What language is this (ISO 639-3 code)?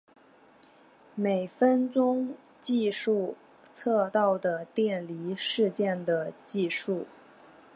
zho